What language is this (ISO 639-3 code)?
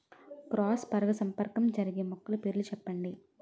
tel